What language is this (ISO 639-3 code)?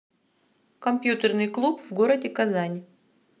rus